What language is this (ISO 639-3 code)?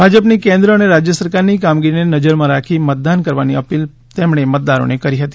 guj